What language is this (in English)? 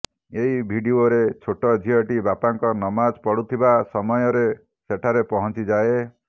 Odia